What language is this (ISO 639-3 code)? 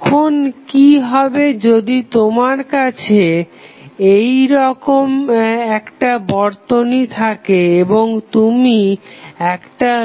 ben